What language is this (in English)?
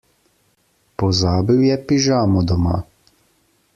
Slovenian